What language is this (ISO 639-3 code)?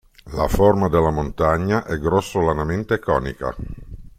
ita